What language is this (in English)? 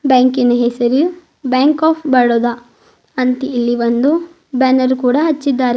Kannada